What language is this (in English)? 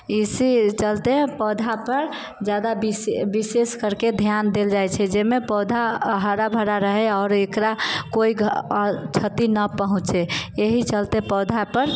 Maithili